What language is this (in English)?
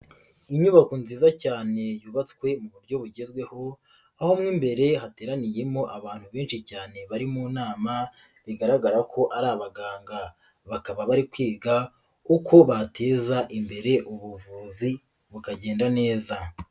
Kinyarwanda